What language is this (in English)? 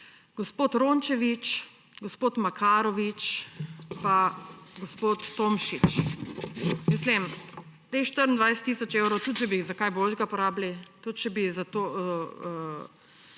Slovenian